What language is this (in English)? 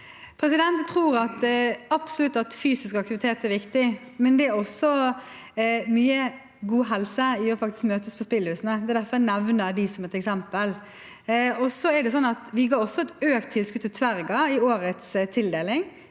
Norwegian